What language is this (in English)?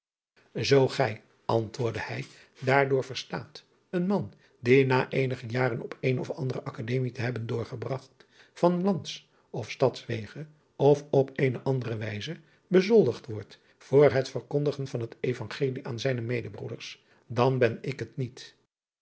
Dutch